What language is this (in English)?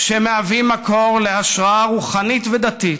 Hebrew